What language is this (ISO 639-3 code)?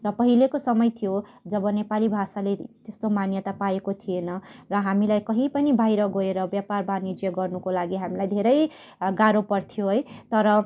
nep